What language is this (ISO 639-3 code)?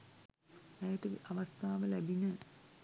sin